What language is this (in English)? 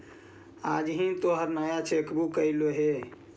Magahi